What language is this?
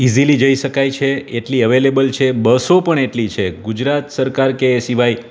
Gujarati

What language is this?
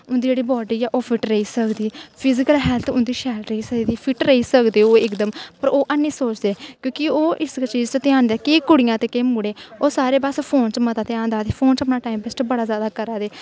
Dogri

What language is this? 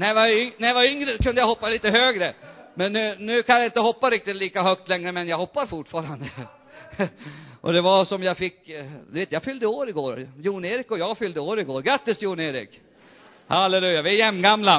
Swedish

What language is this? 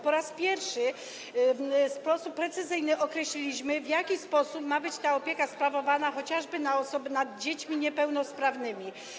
Polish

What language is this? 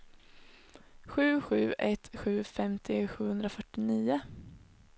Swedish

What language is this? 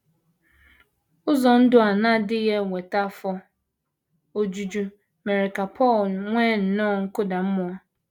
Igbo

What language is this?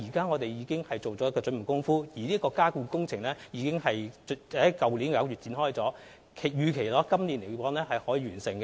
Cantonese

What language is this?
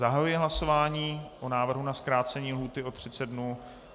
Czech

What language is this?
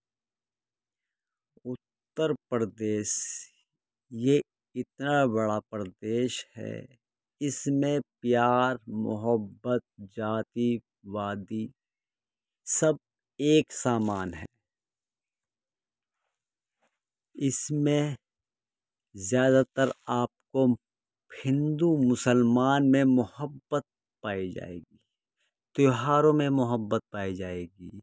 Urdu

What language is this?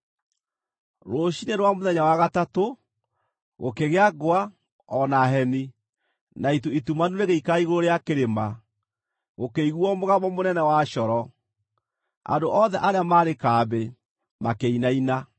Kikuyu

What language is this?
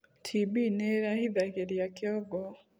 Kikuyu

